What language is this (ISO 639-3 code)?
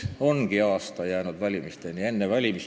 est